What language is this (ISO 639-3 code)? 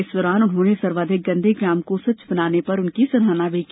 hin